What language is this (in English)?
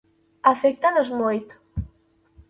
Galician